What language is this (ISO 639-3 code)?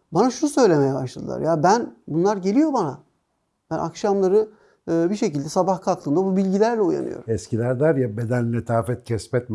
tur